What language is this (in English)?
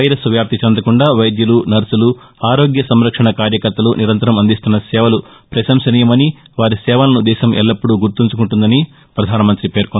Telugu